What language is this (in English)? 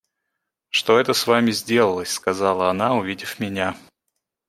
Russian